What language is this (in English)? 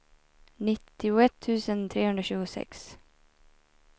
Swedish